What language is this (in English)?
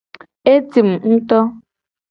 Gen